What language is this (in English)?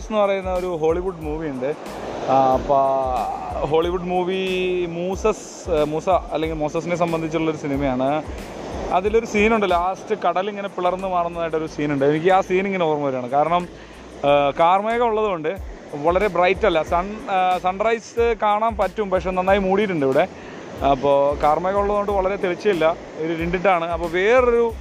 Malayalam